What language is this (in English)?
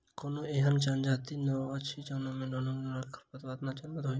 Maithili